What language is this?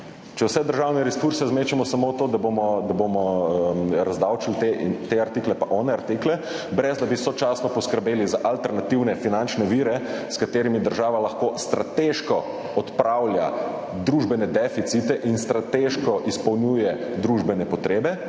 Slovenian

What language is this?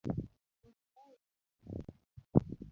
Luo (Kenya and Tanzania)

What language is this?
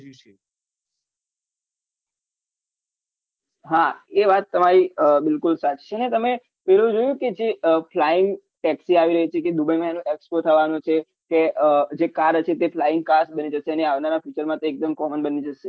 Gujarati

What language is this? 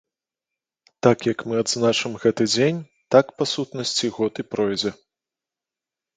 Belarusian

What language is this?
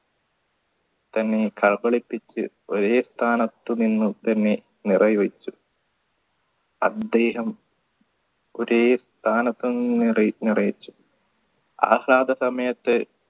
Malayalam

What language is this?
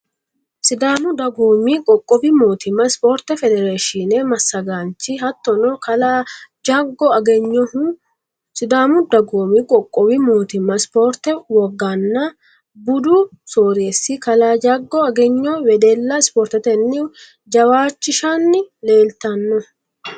Sidamo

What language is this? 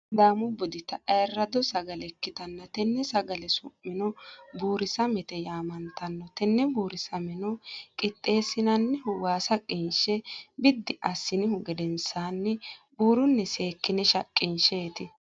Sidamo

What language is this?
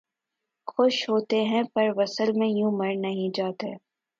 Urdu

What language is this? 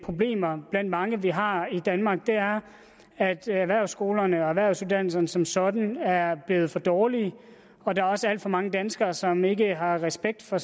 Danish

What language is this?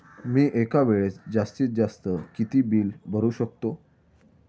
Marathi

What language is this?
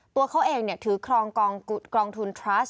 Thai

